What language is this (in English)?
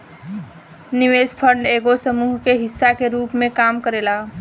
Bhojpuri